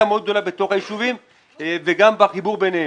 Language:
Hebrew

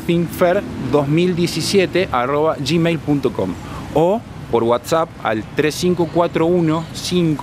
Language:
Spanish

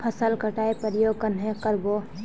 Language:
Magahi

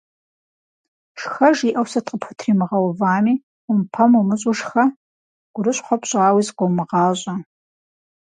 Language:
Kabardian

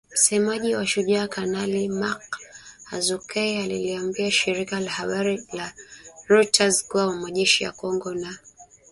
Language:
Swahili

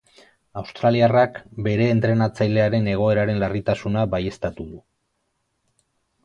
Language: Basque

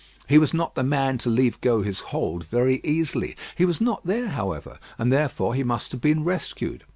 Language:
English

